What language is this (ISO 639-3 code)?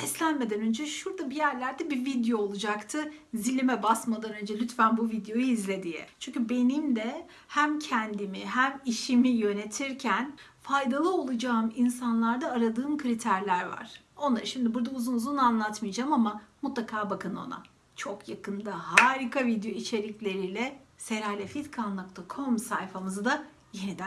tur